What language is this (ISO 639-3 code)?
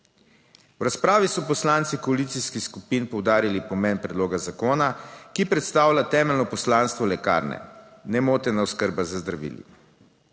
slv